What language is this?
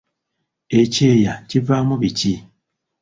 Ganda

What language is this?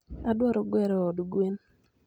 Luo (Kenya and Tanzania)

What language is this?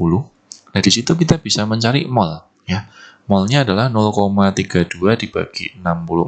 Indonesian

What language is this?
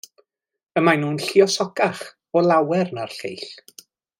Welsh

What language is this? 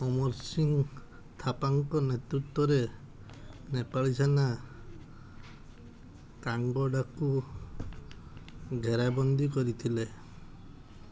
Odia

